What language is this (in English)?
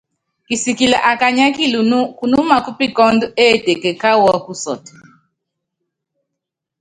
Yangben